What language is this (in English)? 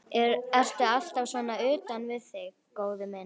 Icelandic